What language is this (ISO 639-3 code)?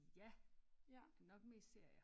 dan